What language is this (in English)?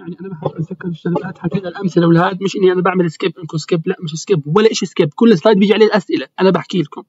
Arabic